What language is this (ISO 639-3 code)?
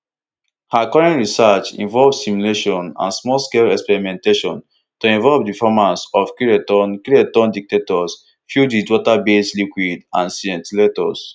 pcm